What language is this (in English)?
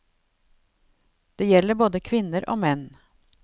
Norwegian